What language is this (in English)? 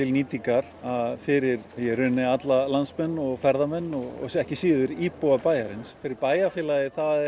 Icelandic